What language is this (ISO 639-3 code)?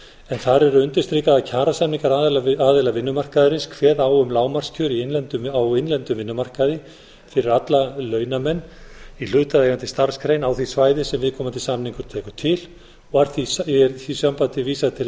isl